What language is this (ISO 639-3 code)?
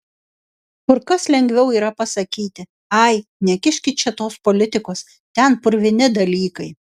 lit